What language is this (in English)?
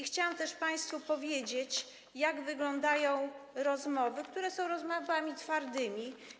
Polish